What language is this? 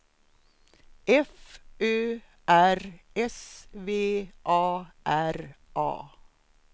Swedish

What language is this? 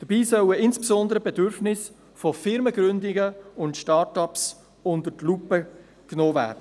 Swiss German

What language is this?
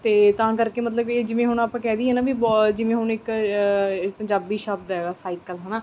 Punjabi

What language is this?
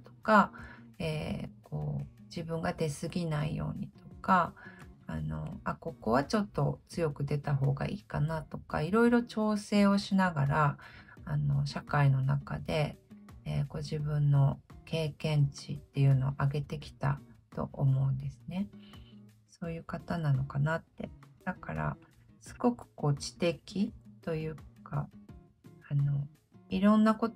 Japanese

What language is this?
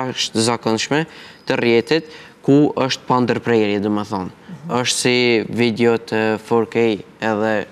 Romanian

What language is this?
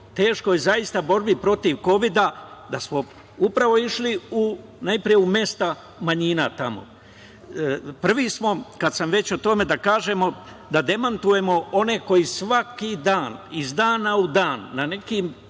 Serbian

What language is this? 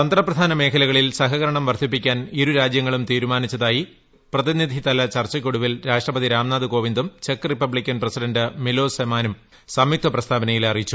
Malayalam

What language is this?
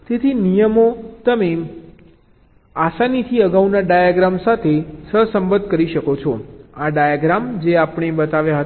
Gujarati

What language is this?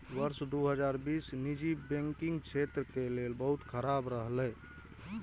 Maithili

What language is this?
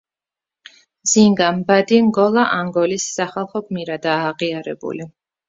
Georgian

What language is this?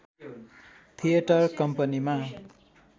Nepali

